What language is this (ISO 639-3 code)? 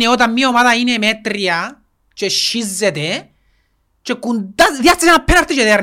ell